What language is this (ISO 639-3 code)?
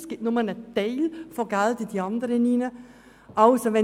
gsw